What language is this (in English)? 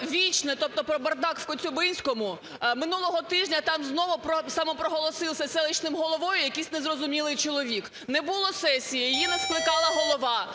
Ukrainian